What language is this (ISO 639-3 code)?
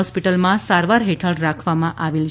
guj